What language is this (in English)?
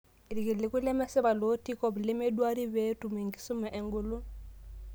Masai